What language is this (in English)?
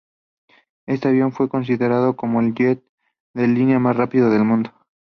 Spanish